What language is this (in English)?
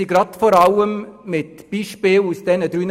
Swiss German